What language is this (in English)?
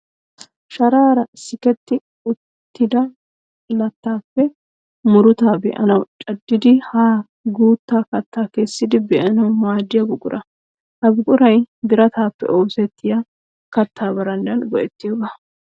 Wolaytta